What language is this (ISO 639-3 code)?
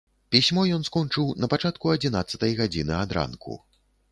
bel